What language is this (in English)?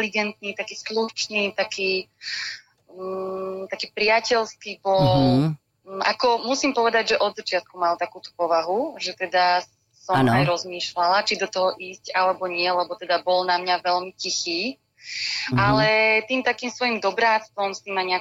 Slovak